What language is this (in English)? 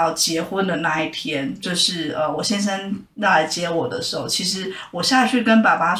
Chinese